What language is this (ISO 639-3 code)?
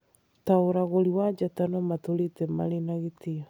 kik